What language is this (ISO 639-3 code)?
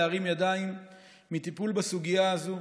heb